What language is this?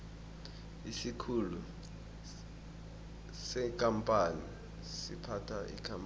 South Ndebele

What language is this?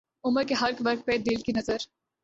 Urdu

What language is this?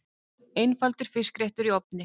Icelandic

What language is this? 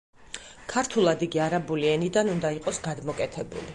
Georgian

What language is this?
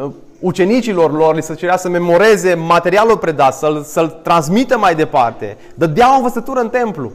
Romanian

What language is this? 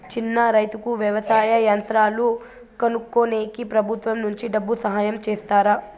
Telugu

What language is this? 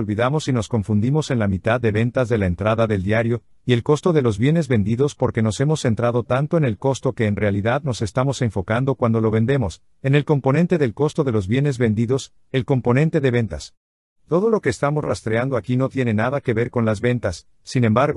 Spanish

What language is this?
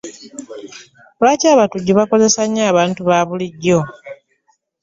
Ganda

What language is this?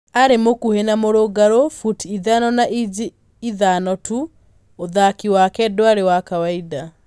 Kikuyu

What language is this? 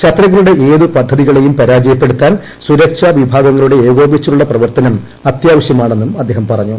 Malayalam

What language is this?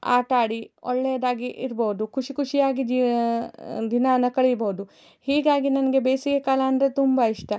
Kannada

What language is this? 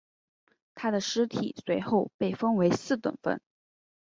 Chinese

